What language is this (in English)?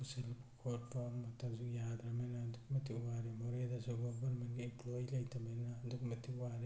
Manipuri